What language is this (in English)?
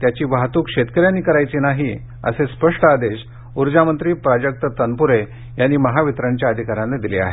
Marathi